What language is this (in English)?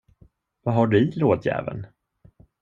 Swedish